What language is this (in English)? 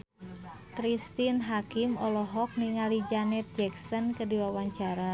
Sundanese